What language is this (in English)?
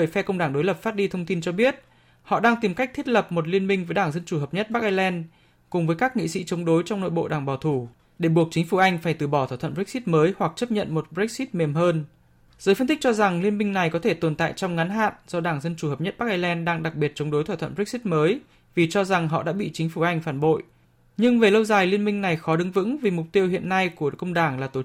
Vietnamese